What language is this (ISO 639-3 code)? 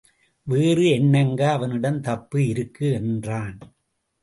tam